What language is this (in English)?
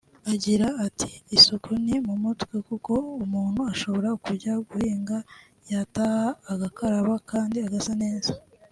Kinyarwanda